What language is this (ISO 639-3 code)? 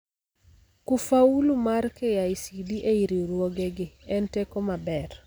luo